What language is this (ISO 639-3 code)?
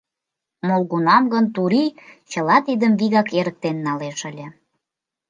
chm